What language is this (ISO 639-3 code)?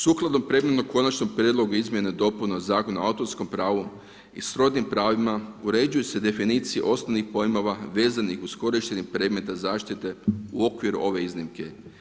hrv